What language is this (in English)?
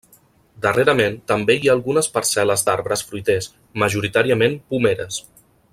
Catalan